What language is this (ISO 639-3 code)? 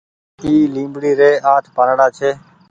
gig